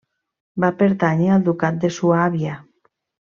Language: Catalan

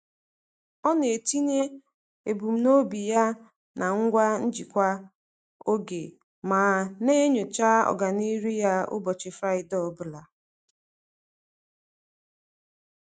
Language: Igbo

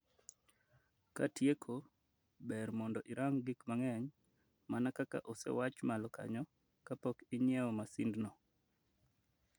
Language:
Luo (Kenya and Tanzania)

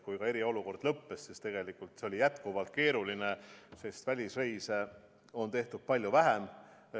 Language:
Estonian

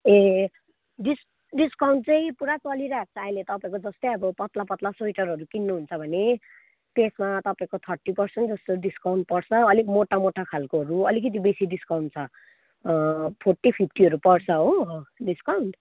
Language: Nepali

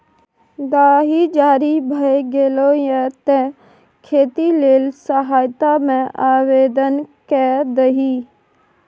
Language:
Maithili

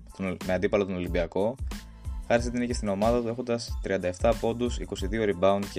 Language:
Greek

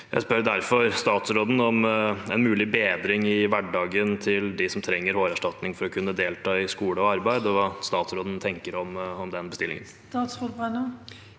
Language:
Norwegian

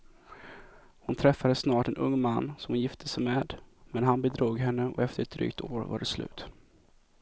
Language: Swedish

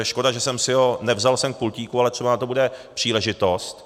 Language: Czech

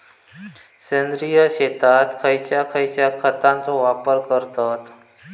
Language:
Marathi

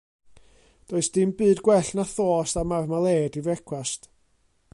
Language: Welsh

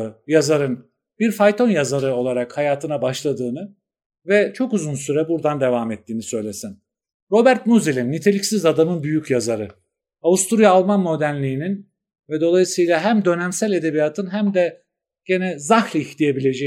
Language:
Turkish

